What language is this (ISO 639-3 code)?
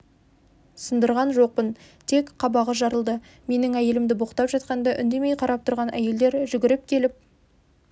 kaz